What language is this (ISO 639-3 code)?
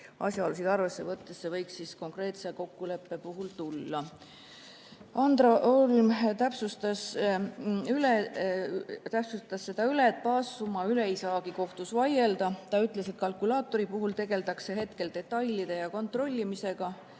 est